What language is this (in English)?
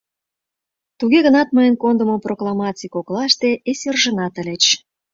Mari